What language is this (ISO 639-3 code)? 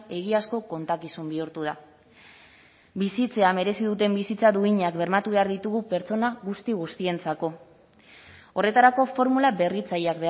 eus